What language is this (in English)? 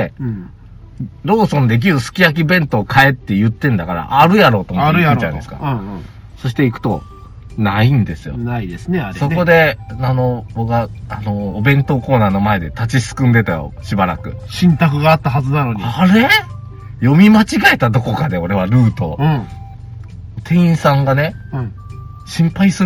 Japanese